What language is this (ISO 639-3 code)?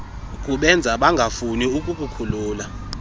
xho